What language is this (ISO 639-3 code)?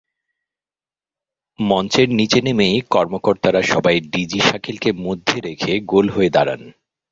ben